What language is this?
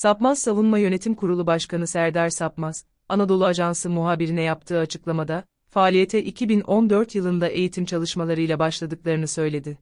Turkish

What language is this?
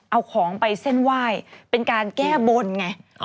Thai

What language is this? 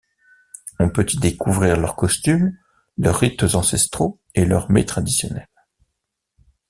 French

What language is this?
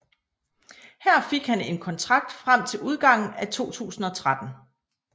Danish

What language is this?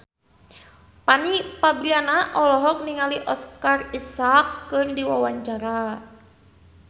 Sundanese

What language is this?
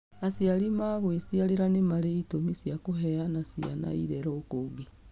Kikuyu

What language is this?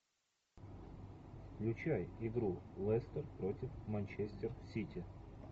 Russian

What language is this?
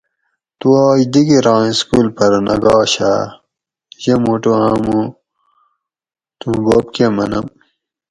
Gawri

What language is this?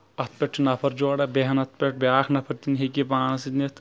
Kashmiri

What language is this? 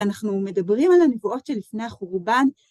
Hebrew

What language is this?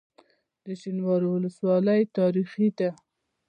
Pashto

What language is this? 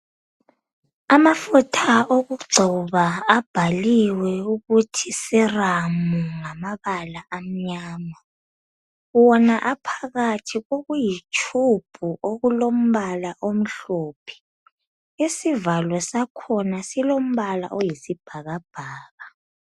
North Ndebele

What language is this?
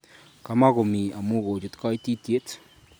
Kalenjin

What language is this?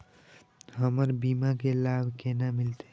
Maithili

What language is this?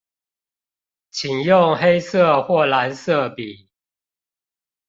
Chinese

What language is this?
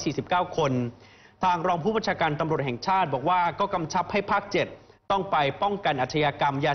Thai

